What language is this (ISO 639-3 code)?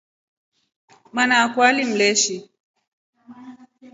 rof